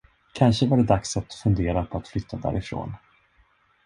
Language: Swedish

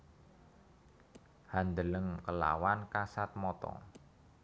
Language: Javanese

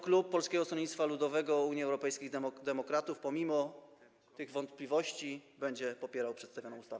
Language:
Polish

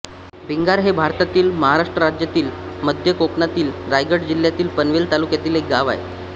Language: Marathi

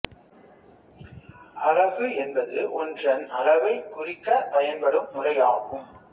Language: Tamil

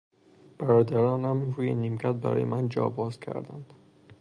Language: Persian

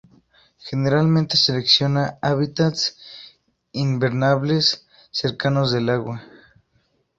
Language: Spanish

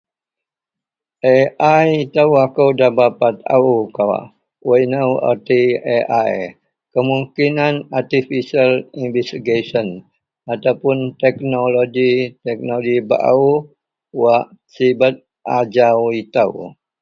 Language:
Central Melanau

